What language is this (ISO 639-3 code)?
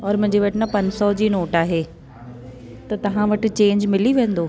snd